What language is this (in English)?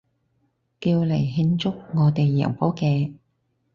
Cantonese